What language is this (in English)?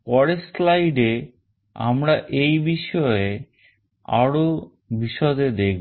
Bangla